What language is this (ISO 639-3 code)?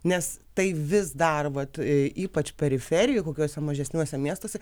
lit